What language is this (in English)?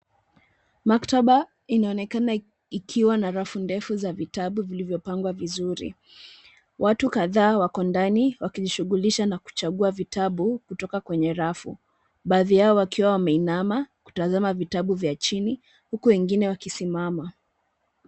Swahili